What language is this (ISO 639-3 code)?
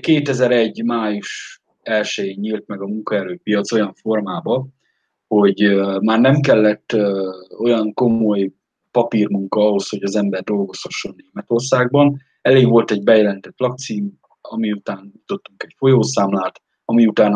hun